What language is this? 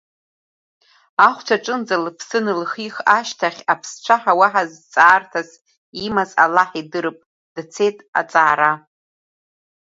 Abkhazian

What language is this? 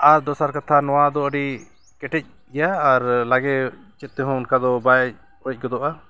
Santali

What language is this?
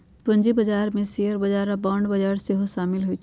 Magahi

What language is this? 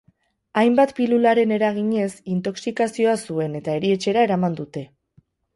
Basque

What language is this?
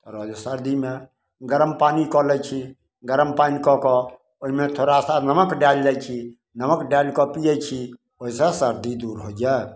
Maithili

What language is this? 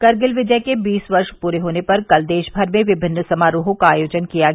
Hindi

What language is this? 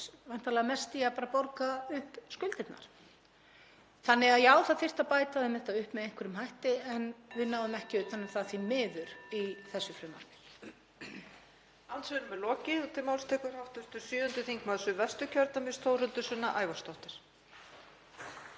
Icelandic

